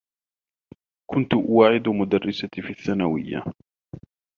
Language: Arabic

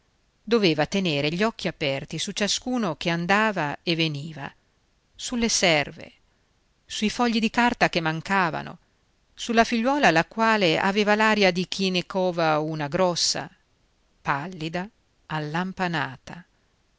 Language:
Italian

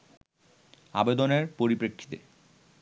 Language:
Bangla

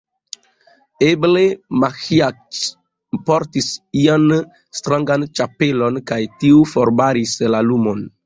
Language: Esperanto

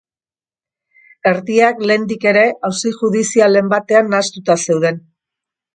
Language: Basque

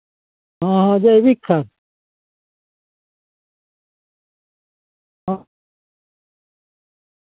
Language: Santali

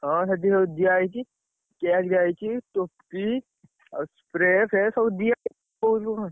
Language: Odia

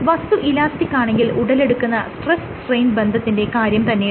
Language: Malayalam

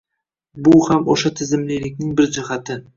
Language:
Uzbek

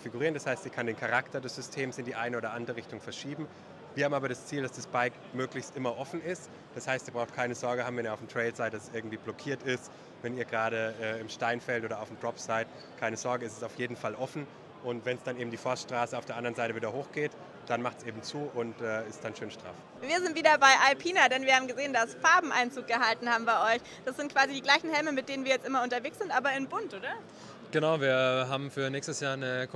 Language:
German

